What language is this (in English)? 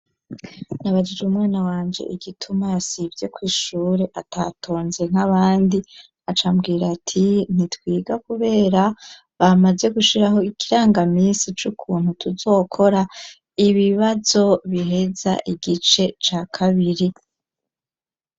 Rundi